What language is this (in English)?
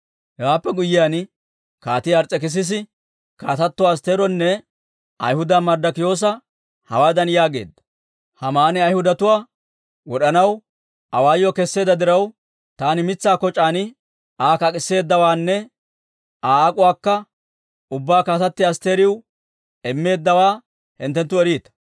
Dawro